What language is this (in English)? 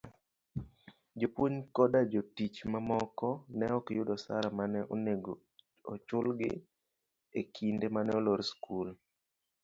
Luo (Kenya and Tanzania)